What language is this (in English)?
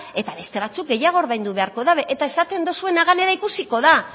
Basque